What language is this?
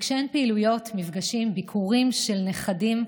Hebrew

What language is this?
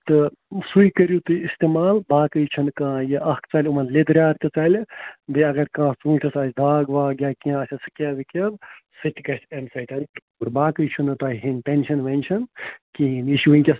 Kashmiri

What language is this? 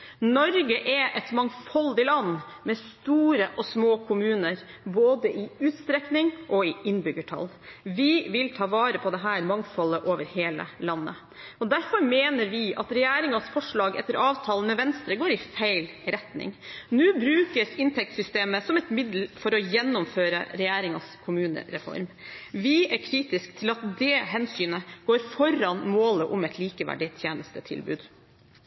Norwegian Bokmål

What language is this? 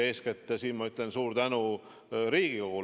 Estonian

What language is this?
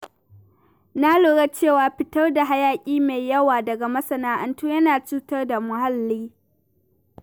Hausa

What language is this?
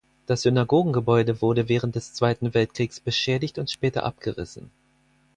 German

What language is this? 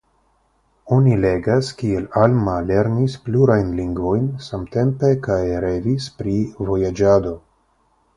Esperanto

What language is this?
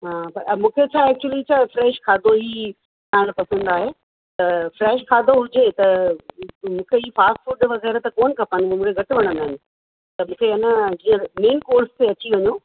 Sindhi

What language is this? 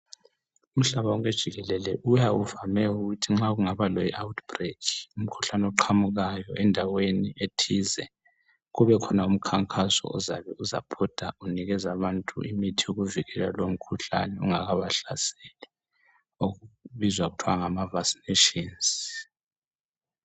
North Ndebele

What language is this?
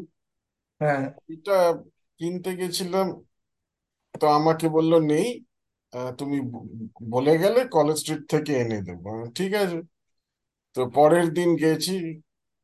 Bangla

